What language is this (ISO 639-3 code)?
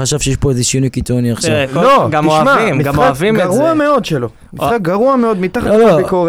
heb